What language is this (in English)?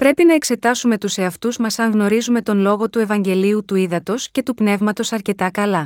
Greek